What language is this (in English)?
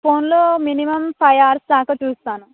Telugu